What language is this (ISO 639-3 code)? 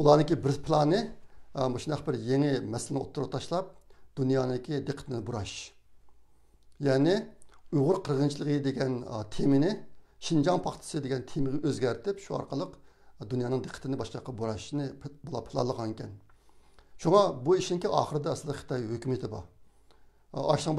tur